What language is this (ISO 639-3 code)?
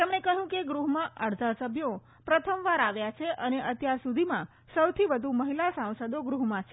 guj